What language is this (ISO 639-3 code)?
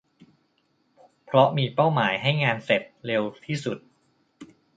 tha